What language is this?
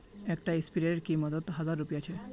Magahi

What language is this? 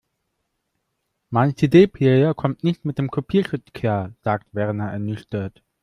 German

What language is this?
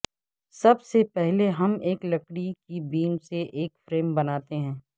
Urdu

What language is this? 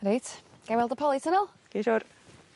Welsh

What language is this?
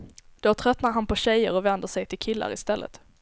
Swedish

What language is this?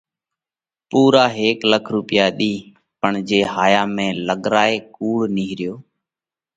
Parkari Koli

